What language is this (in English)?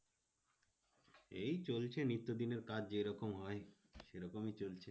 Bangla